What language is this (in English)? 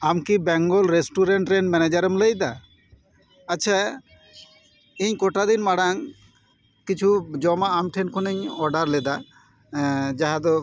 Santali